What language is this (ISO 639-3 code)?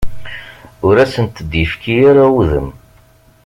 kab